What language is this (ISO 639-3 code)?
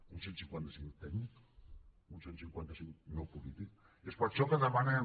cat